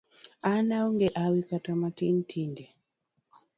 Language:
Luo (Kenya and Tanzania)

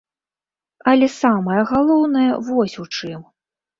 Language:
Belarusian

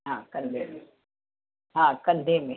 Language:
Sindhi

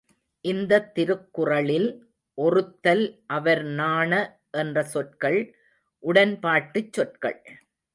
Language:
Tamil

